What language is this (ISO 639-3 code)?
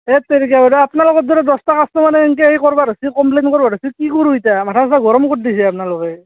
asm